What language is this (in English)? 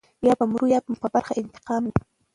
Pashto